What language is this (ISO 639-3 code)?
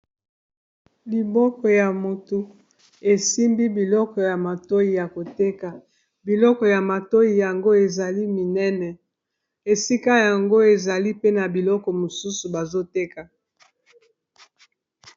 lin